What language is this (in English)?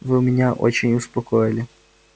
Russian